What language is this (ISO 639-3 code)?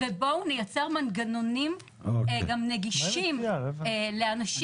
heb